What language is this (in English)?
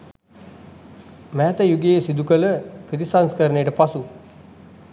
Sinhala